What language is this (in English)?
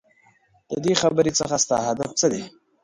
Pashto